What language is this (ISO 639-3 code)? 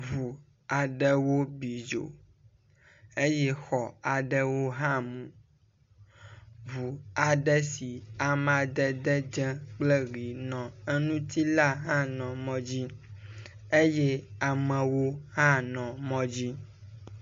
ewe